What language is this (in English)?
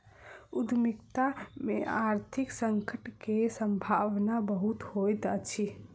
Maithili